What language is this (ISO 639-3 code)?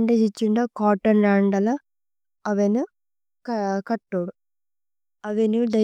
tcy